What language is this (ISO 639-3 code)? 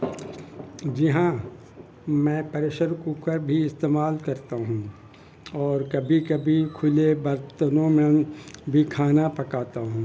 urd